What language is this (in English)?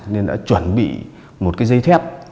Vietnamese